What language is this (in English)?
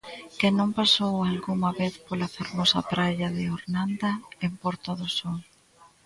Galician